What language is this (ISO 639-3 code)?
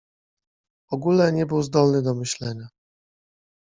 pol